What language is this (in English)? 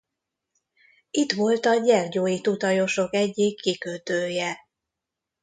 Hungarian